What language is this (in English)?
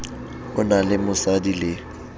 Southern Sotho